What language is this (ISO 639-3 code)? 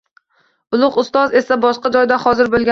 uzb